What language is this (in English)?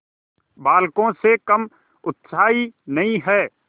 Hindi